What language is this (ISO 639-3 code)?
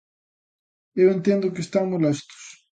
glg